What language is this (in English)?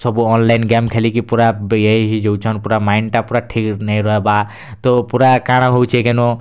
Odia